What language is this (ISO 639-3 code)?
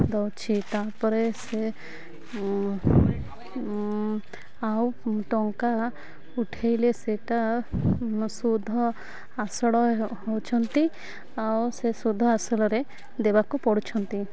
ori